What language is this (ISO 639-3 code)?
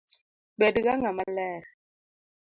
luo